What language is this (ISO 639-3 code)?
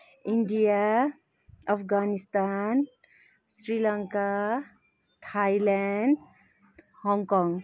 nep